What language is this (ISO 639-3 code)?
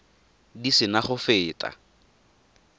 tsn